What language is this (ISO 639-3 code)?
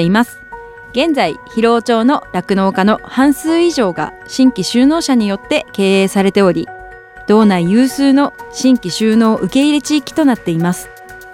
jpn